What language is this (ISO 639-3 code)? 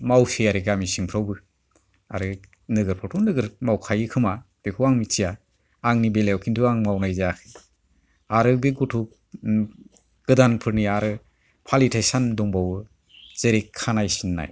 brx